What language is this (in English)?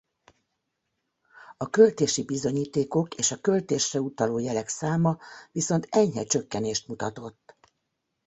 Hungarian